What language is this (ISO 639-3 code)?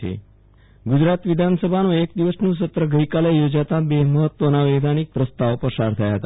guj